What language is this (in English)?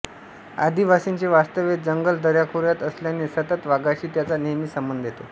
Marathi